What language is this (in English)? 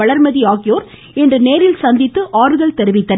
Tamil